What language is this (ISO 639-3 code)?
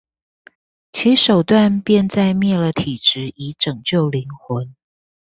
zho